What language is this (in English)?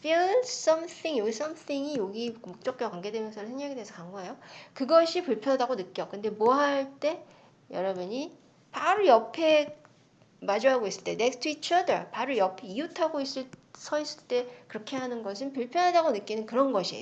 Korean